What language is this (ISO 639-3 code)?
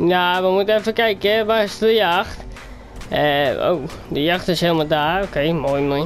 nld